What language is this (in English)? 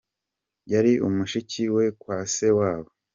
Kinyarwanda